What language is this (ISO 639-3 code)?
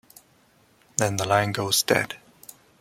eng